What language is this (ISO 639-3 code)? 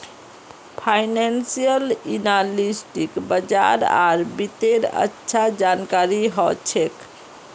mag